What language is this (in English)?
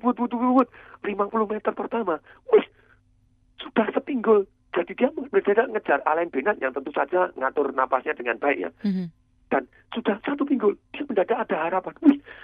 Indonesian